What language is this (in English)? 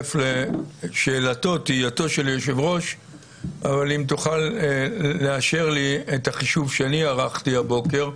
Hebrew